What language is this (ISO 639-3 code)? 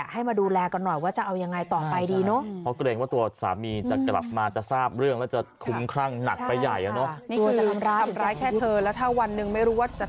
tha